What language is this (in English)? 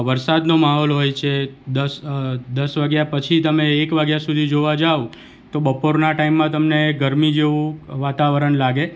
Gujarati